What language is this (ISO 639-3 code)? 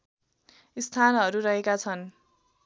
nep